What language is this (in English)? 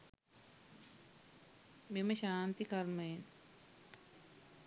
Sinhala